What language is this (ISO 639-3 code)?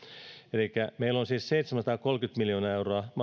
fin